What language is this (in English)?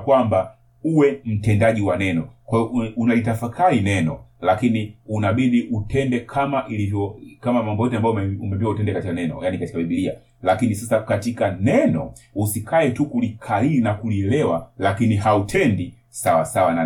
Swahili